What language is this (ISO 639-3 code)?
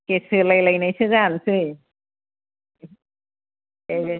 brx